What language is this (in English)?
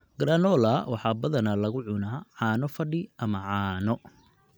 Somali